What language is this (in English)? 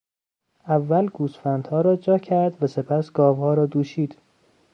Persian